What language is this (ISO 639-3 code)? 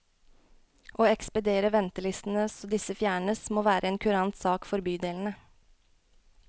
nor